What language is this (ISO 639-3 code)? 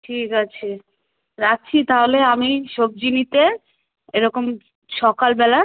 ben